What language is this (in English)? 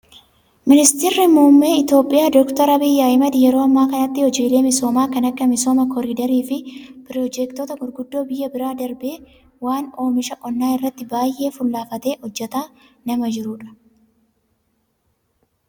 Oromo